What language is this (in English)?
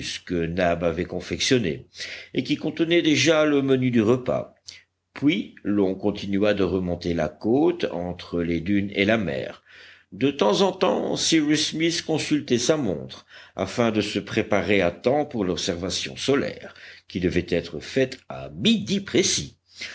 French